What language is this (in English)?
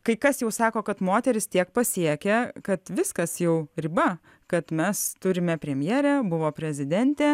Lithuanian